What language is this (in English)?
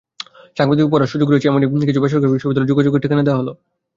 Bangla